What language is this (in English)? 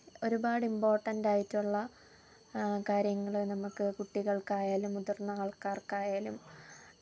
Malayalam